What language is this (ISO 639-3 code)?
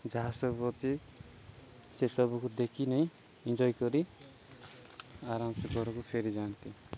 ori